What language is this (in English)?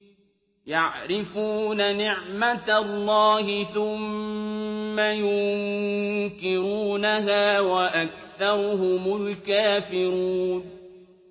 Arabic